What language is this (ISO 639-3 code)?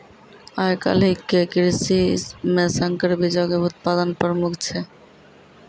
mai